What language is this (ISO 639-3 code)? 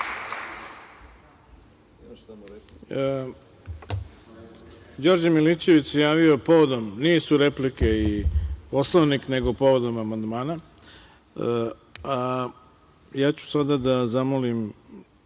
srp